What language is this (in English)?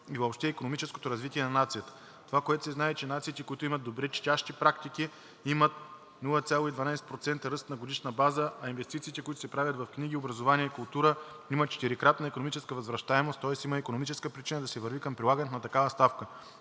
Bulgarian